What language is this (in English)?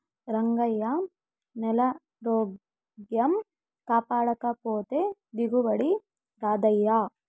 Telugu